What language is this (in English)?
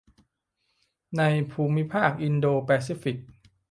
Thai